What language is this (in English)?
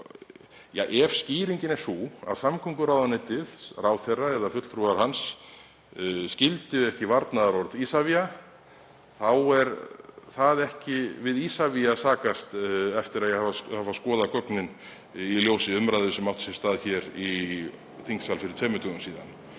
Icelandic